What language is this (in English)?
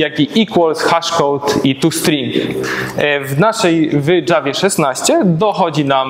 Polish